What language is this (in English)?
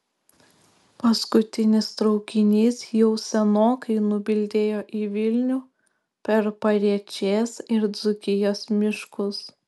Lithuanian